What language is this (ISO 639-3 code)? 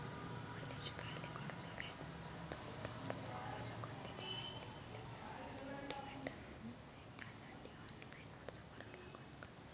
mar